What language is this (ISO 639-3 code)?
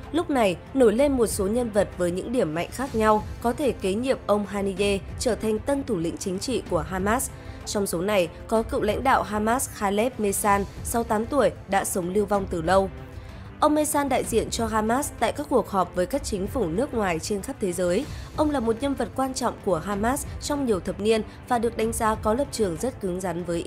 vie